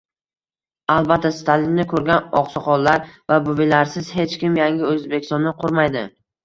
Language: Uzbek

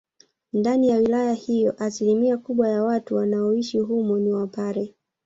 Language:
Swahili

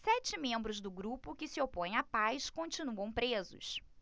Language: Portuguese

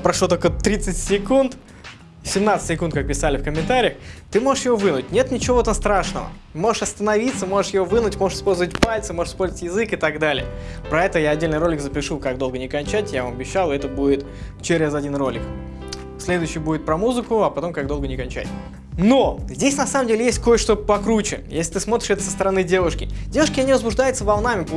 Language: Russian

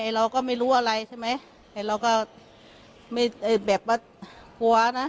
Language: Thai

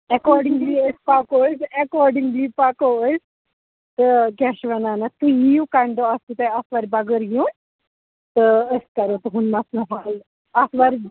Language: Kashmiri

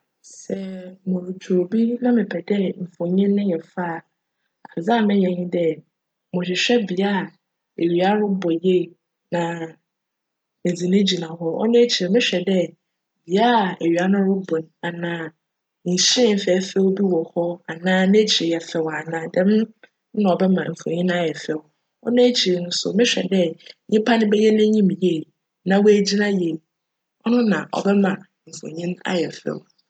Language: Akan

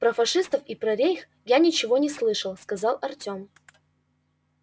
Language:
Russian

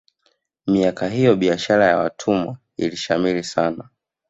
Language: Swahili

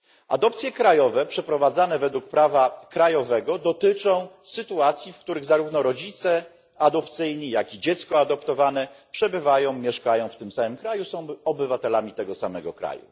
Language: Polish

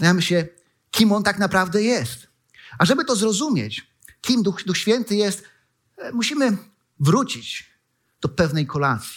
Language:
Polish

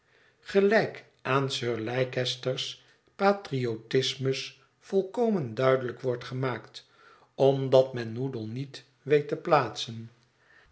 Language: Dutch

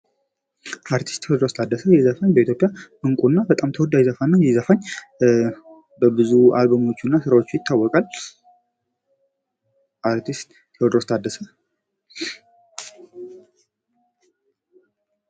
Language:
Amharic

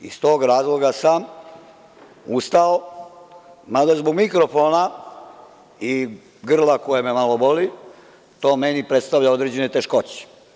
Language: Serbian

